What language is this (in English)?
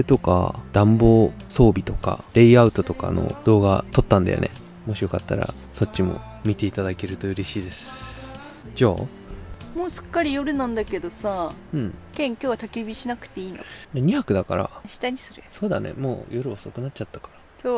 Japanese